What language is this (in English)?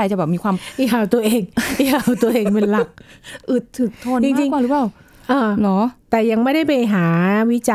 Thai